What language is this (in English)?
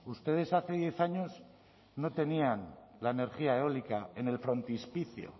Spanish